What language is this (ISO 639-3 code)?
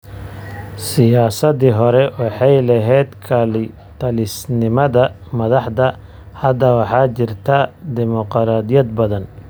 som